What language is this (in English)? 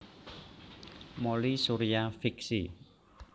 Javanese